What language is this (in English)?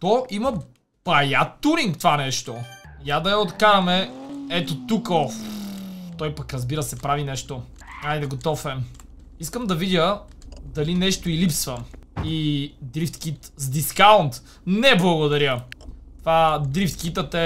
Bulgarian